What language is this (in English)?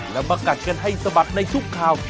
Thai